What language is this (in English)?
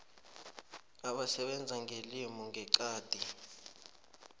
South Ndebele